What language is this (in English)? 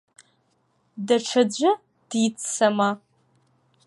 Abkhazian